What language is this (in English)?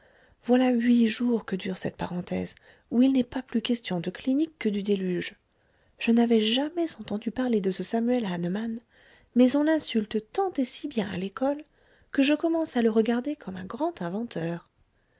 French